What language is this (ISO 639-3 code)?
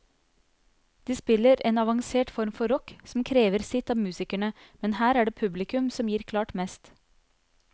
nor